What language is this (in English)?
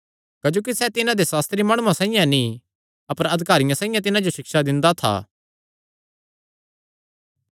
Kangri